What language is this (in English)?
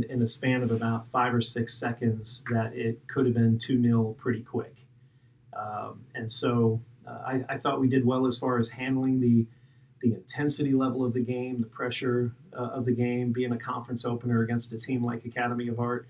English